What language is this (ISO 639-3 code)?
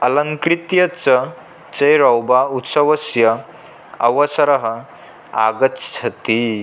san